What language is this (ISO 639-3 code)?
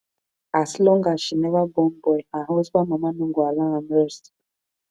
pcm